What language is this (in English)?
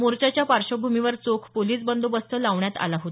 Marathi